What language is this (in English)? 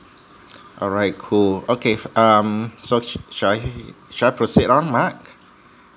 English